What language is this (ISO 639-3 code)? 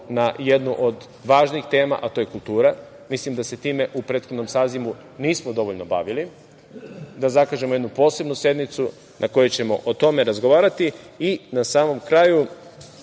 srp